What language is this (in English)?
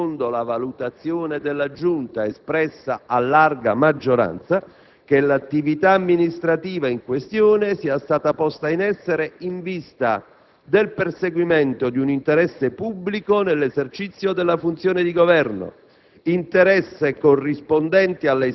Italian